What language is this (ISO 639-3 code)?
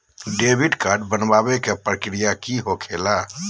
mag